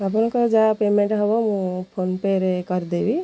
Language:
Odia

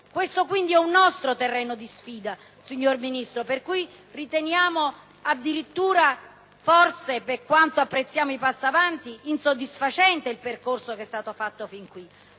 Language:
Italian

